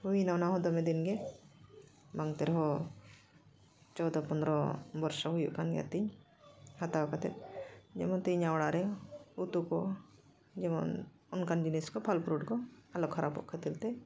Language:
Santali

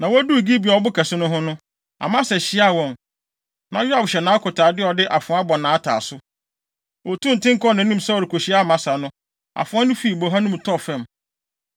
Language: Akan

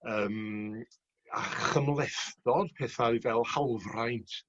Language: Welsh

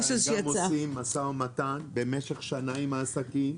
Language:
Hebrew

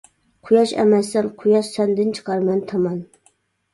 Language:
Uyghur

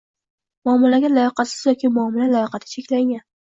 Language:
Uzbek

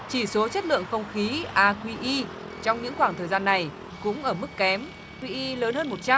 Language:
Vietnamese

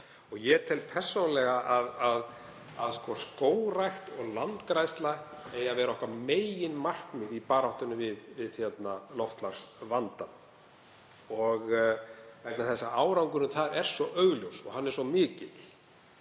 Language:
Icelandic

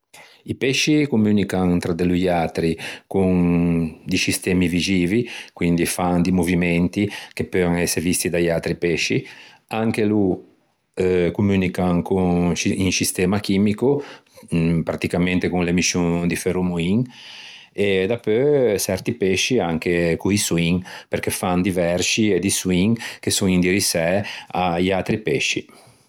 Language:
Ligurian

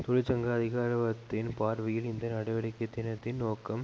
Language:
Tamil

